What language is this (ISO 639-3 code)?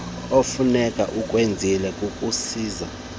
xho